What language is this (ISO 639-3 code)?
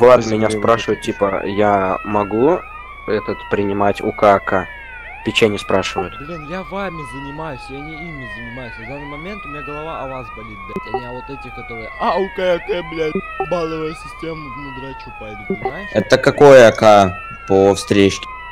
rus